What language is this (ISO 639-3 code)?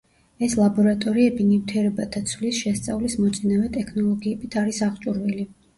kat